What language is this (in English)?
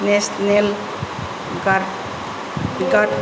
Bodo